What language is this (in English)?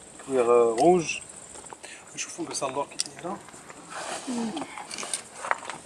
French